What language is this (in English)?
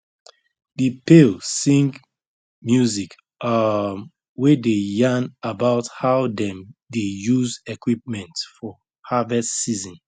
Nigerian Pidgin